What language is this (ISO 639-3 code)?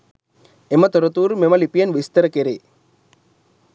sin